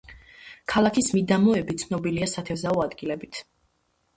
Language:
Georgian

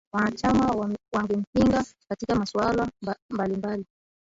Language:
Swahili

